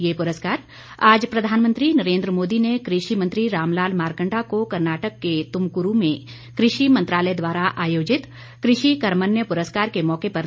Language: Hindi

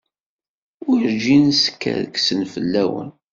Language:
Kabyle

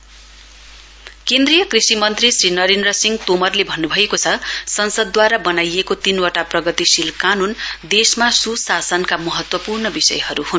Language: Nepali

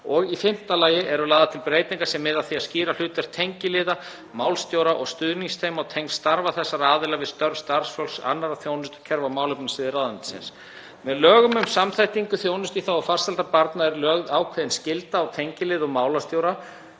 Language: Icelandic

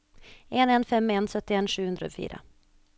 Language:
Norwegian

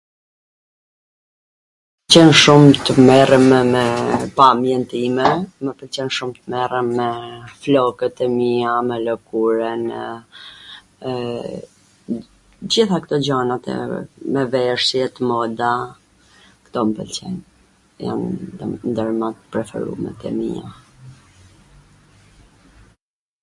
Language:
Gheg Albanian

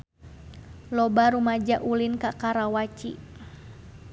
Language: Sundanese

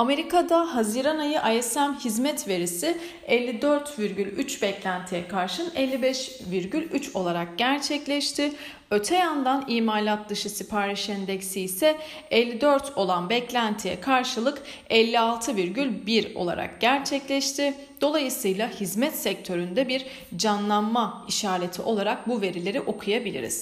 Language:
Turkish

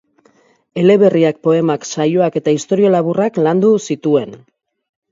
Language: Basque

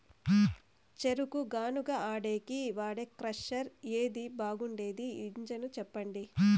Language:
Telugu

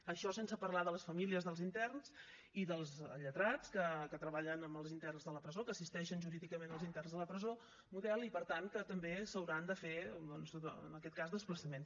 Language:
Catalan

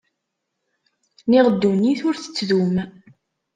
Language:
Kabyle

